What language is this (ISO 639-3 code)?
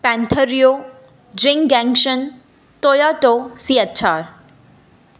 snd